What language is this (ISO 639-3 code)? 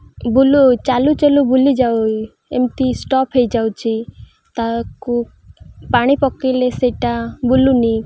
ori